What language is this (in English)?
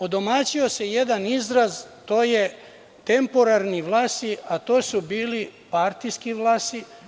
Serbian